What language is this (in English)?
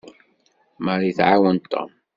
Kabyle